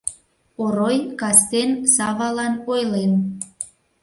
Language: Mari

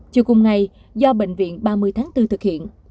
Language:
Vietnamese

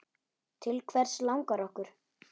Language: Icelandic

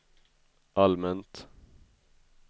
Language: Swedish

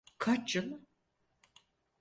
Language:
Turkish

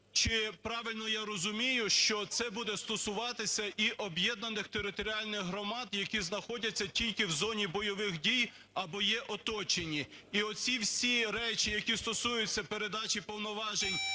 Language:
Ukrainian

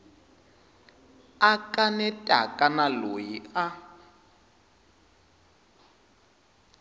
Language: Tsonga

